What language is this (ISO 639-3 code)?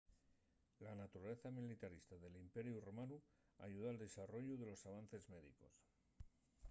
ast